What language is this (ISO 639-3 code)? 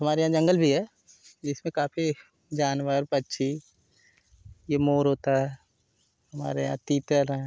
hin